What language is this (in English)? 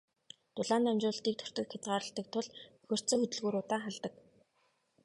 Mongolian